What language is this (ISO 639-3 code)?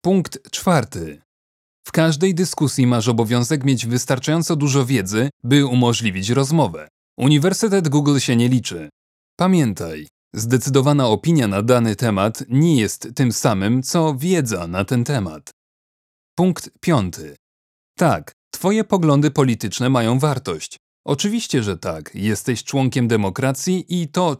pol